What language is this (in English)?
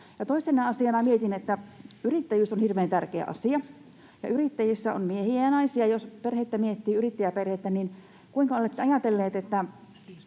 Finnish